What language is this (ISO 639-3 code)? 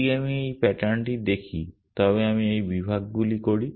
ben